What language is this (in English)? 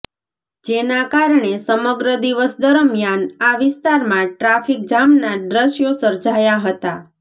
Gujarati